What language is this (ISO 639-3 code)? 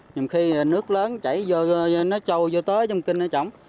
vie